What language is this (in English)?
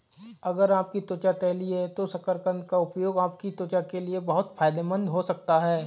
Hindi